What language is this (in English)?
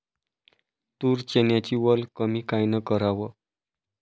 Marathi